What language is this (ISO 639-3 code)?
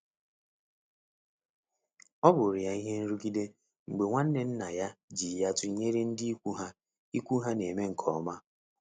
ibo